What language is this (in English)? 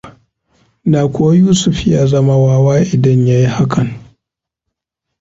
Hausa